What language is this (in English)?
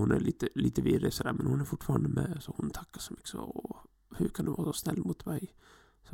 Swedish